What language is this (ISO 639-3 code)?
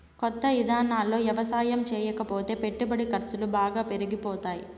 tel